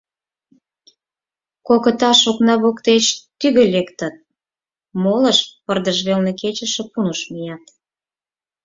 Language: Mari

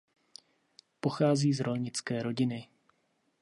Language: Czech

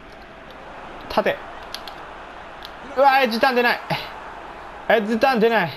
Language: Japanese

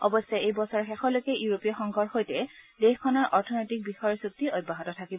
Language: Assamese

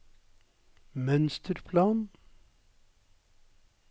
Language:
Norwegian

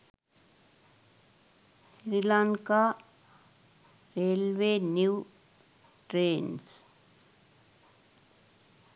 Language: Sinhala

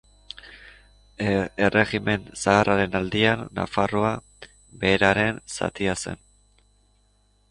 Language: Basque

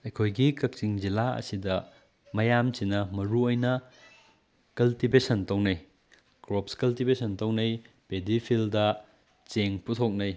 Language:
Manipuri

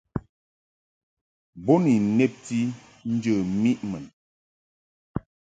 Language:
Mungaka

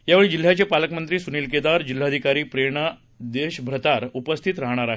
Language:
Marathi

